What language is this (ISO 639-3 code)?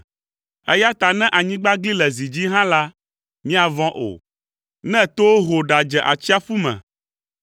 ewe